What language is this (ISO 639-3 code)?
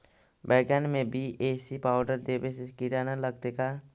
mag